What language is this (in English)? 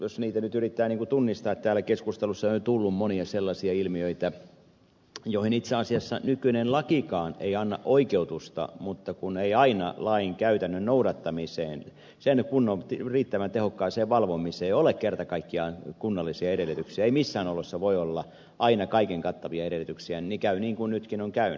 Finnish